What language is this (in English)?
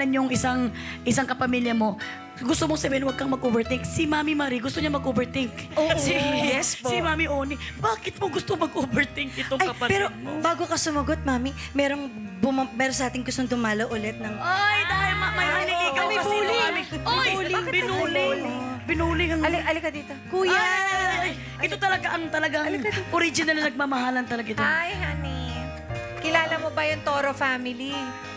Filipino